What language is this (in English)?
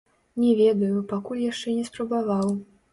Belarusian